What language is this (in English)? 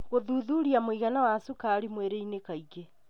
Kikuyu